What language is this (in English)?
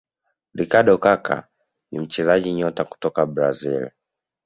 Swahili